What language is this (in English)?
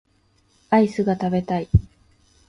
Japanese